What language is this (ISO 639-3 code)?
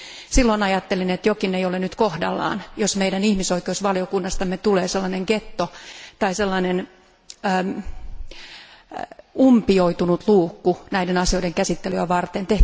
fin